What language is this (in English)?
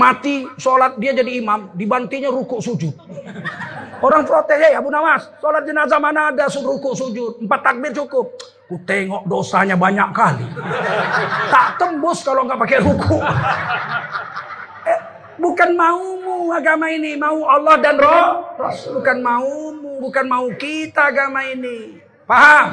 Indonesian